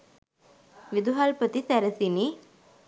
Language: Sinhala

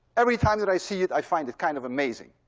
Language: English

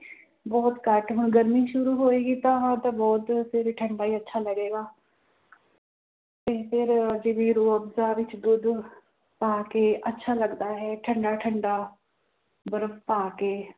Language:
Punjabi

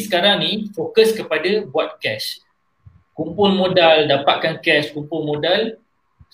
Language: Malay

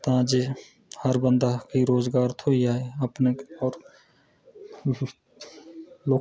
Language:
Dogri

